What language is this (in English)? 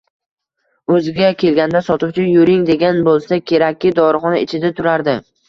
Uzbek